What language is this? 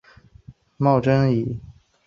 Chinese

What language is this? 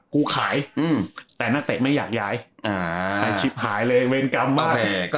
Thai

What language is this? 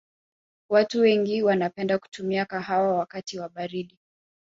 Swahili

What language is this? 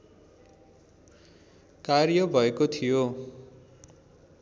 Nepali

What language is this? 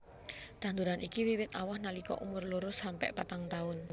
Javanese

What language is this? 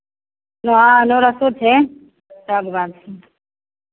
Maithili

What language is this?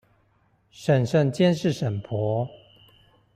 Chinese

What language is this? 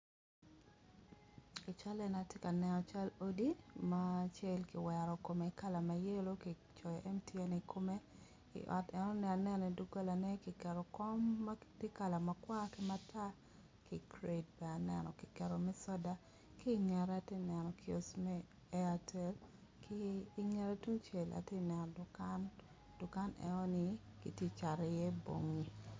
Acoli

